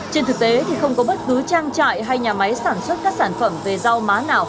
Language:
Vietnamese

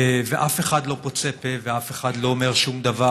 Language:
Hebrew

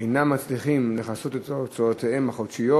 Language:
Hebrew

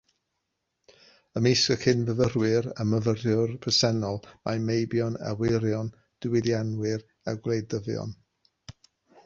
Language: Welsh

